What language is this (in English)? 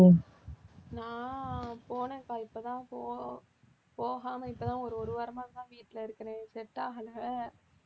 Tamil